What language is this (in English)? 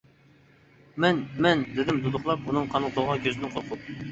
Uyghur